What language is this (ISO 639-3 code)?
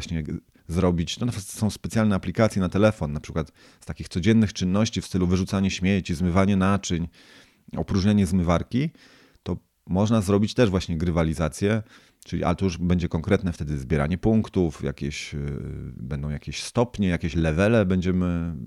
pol